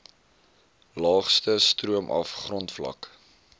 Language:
Afrikaans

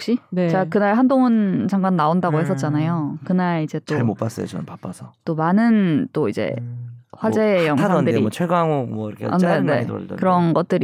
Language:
Korean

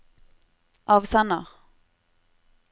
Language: Norwegian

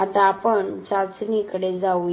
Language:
Marathi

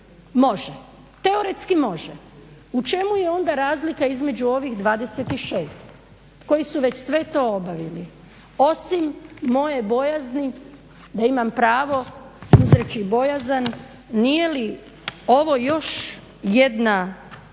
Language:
Croatian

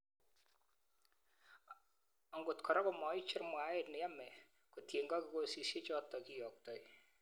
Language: Kalenjin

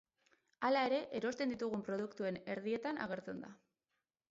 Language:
Basque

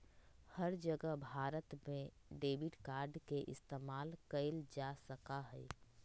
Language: Magahi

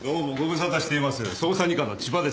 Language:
Japanese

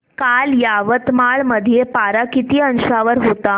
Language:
Marathi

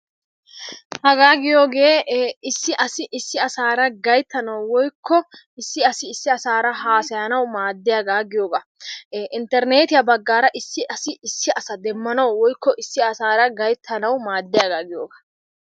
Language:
Wolaytta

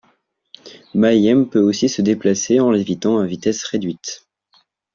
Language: French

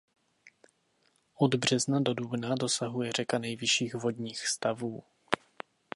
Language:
Czech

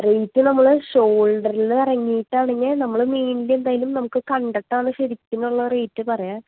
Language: Malayalam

